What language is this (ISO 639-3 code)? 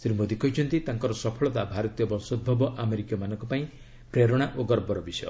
ori